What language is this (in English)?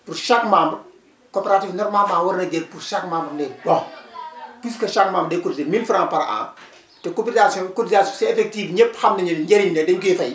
Wolof